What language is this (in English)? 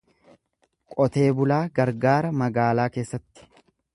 Oromo